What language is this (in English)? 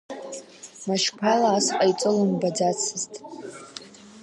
Abkhazian